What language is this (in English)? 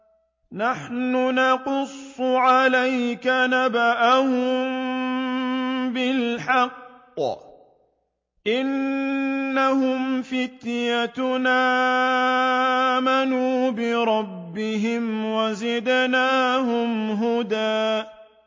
Arabic